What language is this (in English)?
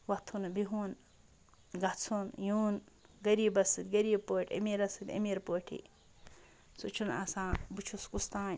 Kashmiri